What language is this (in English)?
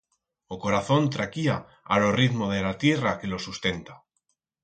Aragonese